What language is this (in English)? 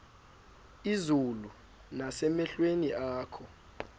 Xhosa